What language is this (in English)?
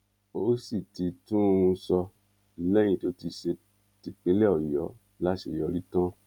Yoruba